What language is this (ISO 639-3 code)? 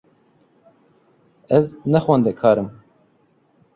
kur